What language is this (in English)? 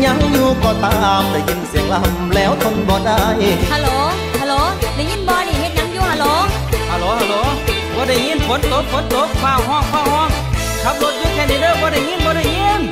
Thai